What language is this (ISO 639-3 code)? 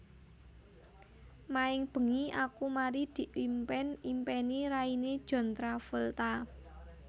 jav